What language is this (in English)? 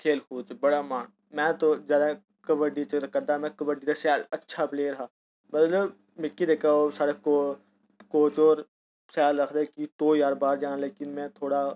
Dogri